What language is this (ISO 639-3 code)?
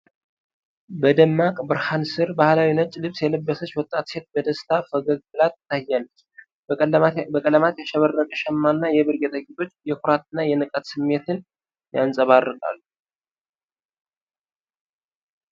amh